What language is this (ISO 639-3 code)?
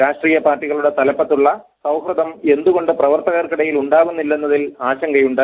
mal